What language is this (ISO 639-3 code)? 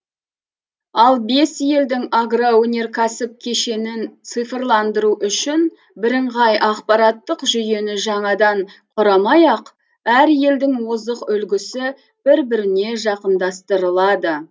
kaz